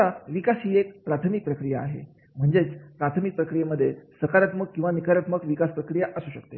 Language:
Marathi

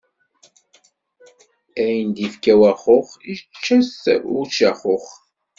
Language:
Kabyle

